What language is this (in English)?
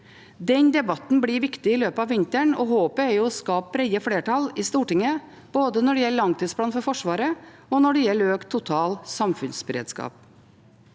Norwegian